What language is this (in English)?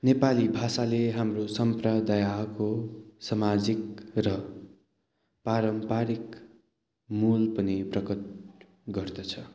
Nepali